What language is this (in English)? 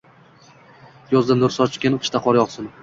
Uzbek